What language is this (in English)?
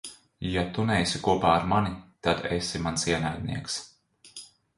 Latvian